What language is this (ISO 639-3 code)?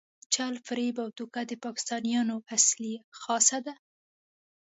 pus